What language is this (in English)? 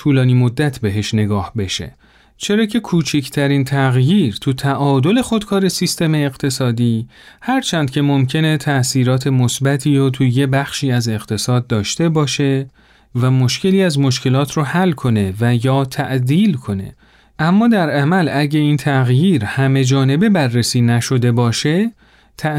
Persian